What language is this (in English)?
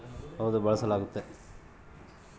Kannada